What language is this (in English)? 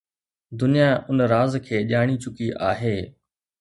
Sindhi